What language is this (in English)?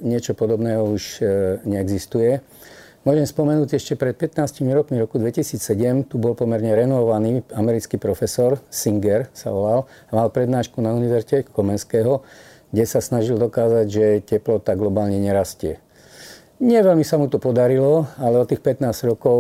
Slovak